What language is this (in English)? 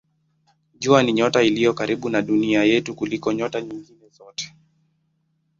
Swahili